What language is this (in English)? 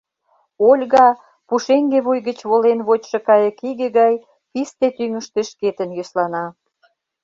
Mari